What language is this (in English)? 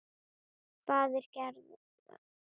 Icelandic